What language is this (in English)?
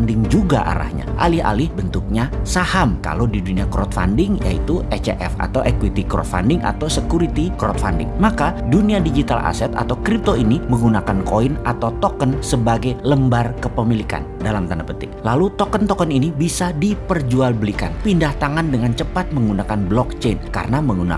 Indonesian